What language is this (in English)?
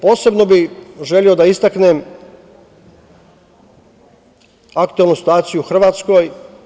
Serbian